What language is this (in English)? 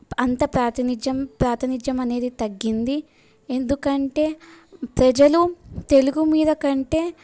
Telugu